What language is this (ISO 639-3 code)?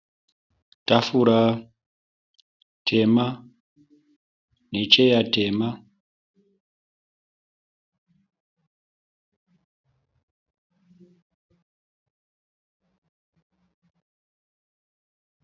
sna